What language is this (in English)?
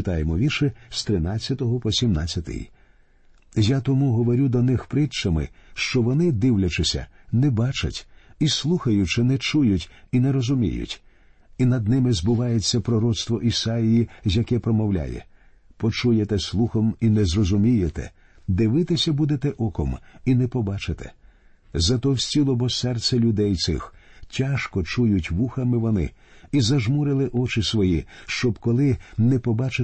Ukrainian